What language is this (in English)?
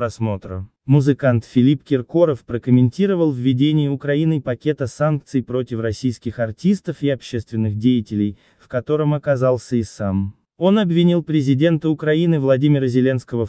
Russian